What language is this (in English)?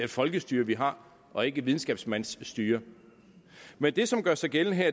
Danish